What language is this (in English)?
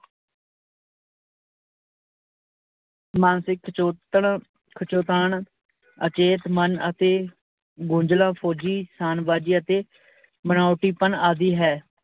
Punjabi